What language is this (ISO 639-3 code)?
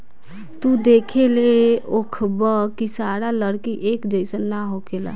bho